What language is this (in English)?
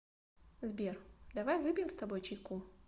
Russian